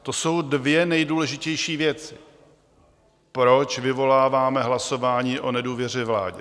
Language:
Czech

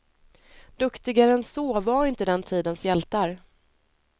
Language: Swedish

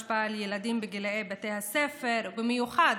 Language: Hebrew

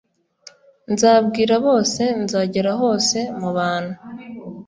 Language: Kinyarwanda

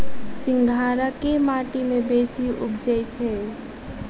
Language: Maithili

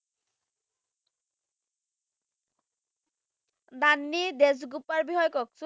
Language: Assamese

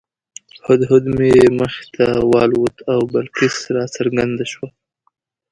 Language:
Pashto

